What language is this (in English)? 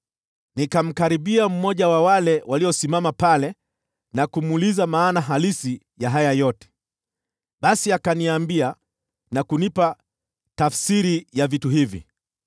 Swahili